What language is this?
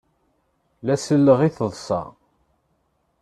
Kabyle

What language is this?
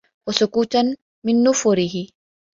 Arabic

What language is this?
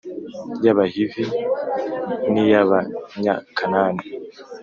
Kinyarwanda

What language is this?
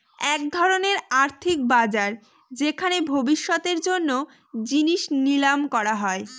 Bangla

